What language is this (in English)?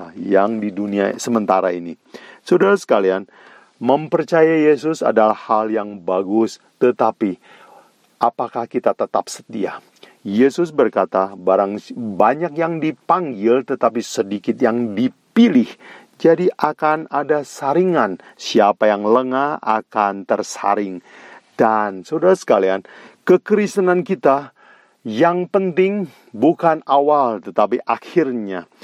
Indonesian